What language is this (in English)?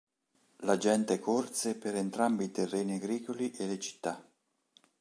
Italian